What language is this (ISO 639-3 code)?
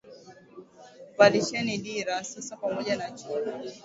swa